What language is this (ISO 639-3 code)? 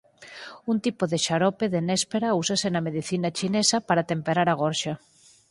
glg